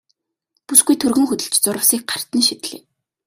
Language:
Mongolian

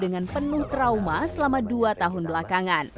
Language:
Indonesian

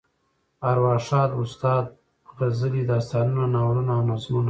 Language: Pashto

